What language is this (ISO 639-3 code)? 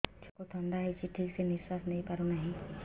ori